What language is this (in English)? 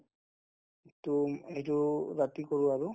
Assamese